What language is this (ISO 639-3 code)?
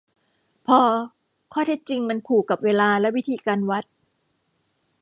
tha